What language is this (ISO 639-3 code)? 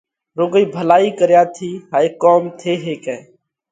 kvx